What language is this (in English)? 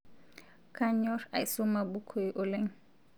Masai